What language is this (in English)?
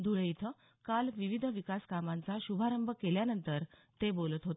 Marathi